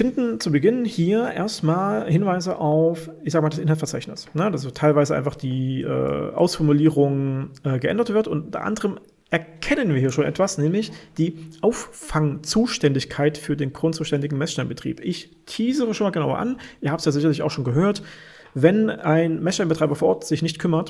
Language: German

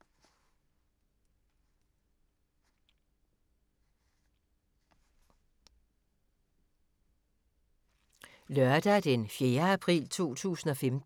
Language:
Danish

